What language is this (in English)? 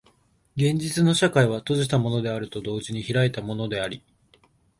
Japanese